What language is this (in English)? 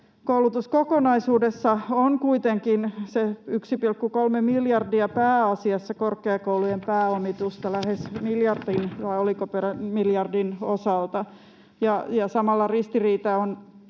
Finnish